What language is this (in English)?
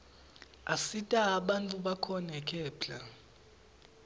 Swati